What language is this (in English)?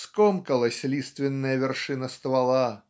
Russian